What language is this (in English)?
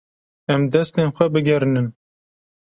Kurdish